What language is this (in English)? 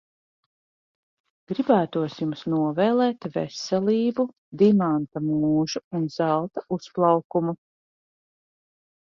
Latvian